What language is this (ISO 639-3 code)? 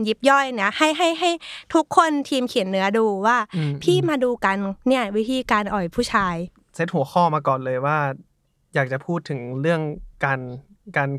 tha